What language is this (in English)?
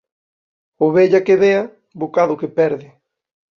Galician